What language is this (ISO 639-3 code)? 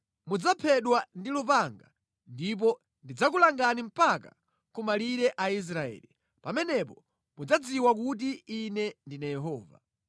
nya